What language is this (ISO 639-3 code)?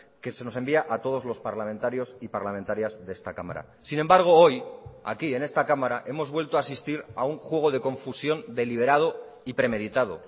spa